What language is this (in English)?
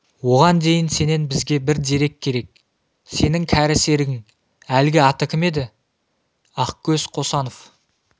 Kazakh